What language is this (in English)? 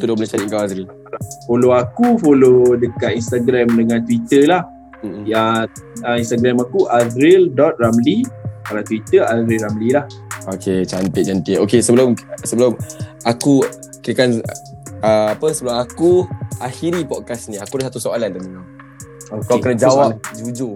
Malay